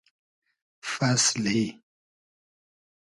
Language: Hazaragi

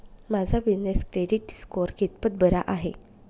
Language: Marathi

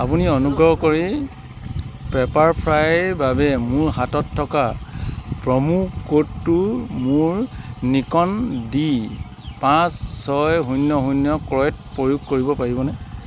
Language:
Assamese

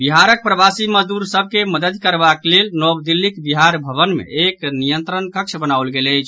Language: Maithili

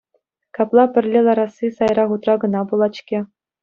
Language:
Chuvash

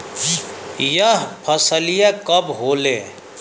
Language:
Bhojpuri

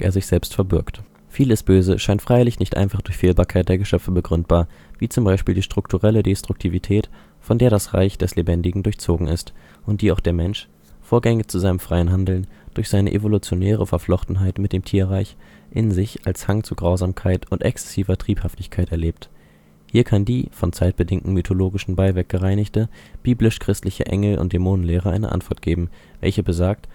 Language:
German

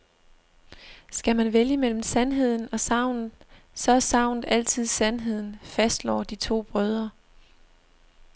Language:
Danish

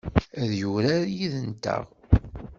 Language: Kabyle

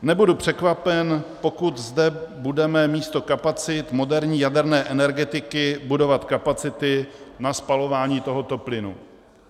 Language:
Czech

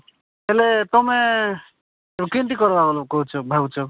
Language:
Odia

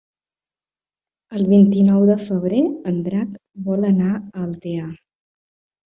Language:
Catalan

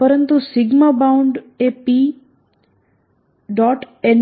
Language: Gujarati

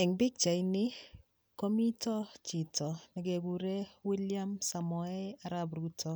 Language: Kalenjin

